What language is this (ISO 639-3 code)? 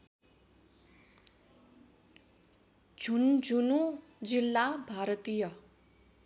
nep